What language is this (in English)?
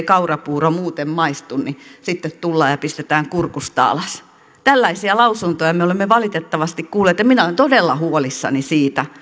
Finnish